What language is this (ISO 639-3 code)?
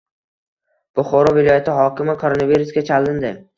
uzb